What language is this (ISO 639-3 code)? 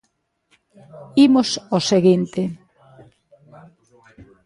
glg